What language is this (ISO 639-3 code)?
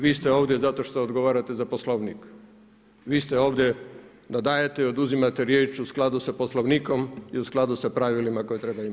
hrv